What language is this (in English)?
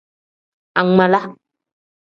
Tem